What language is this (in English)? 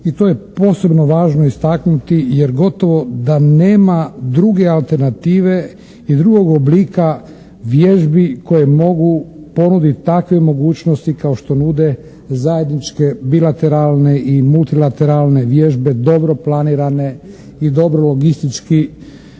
Croatian